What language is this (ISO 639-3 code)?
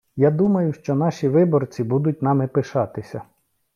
ukr